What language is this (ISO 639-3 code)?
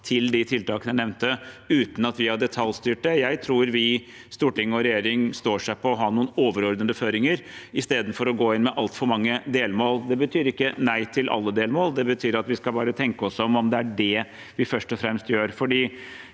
nor